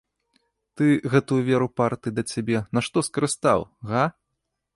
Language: Belarusian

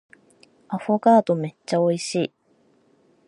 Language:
Japanese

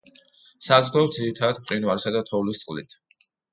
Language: Georgian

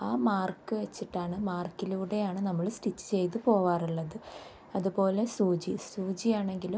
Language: Malayalam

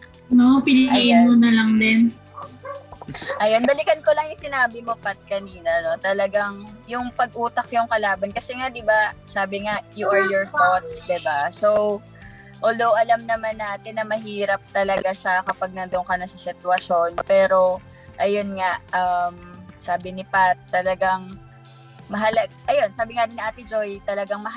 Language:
Filipino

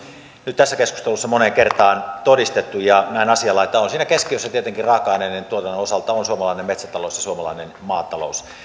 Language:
Finnish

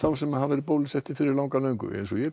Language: Icelandic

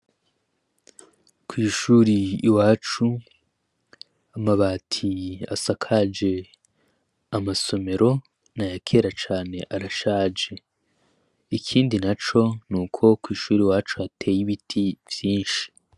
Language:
Rundi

